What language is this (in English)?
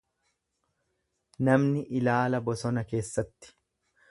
Oromo